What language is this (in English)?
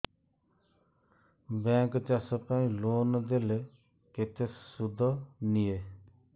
Odia